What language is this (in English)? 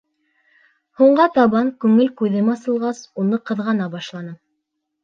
Bashkir